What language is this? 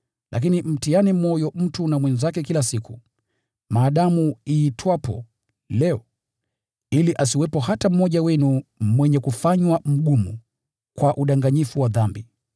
Swahili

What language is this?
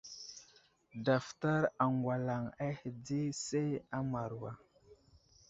Wuzlam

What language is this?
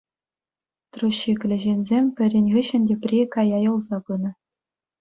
Chuvash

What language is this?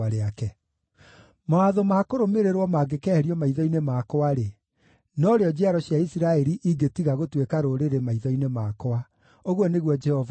Kikuyu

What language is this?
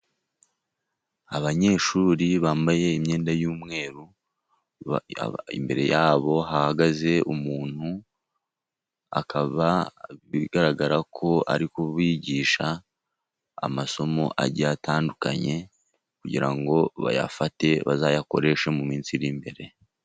Kinyarwanda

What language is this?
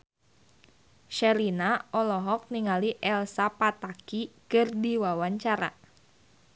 Sundanese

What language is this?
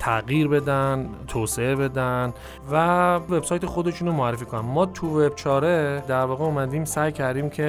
Persian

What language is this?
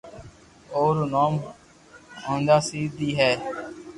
Loarki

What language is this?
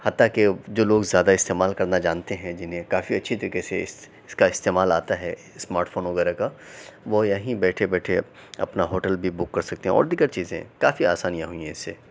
Urdu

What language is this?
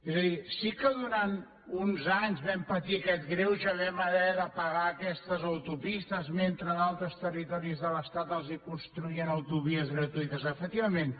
Catalan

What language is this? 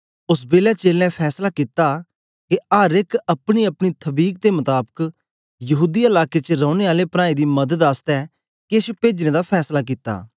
Dogri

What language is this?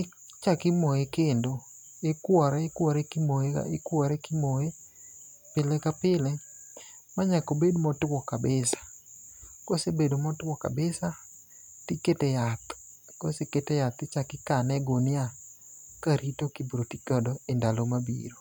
Luo (Kenya and Tanzania)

